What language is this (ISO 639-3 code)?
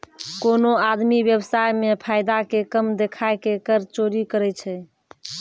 mai